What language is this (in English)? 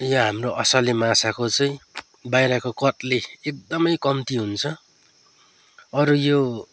Nepali